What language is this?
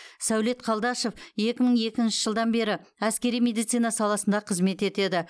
Kazakh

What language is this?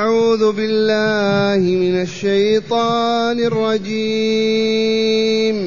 Arabic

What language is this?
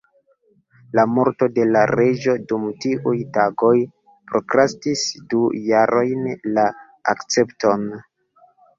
Esperanto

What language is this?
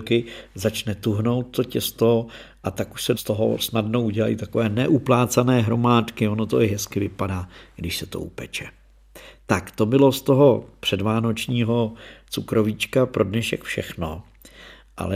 Czech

